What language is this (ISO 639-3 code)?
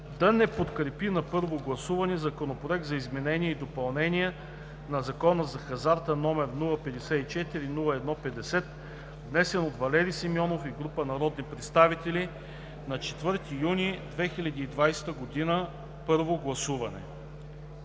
bul